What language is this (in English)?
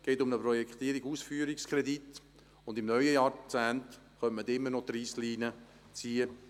Swiss German